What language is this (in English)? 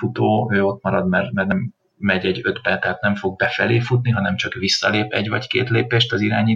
Hungarian